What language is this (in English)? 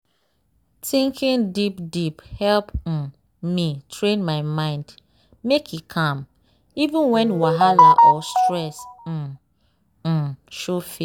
Nigerian Pidgin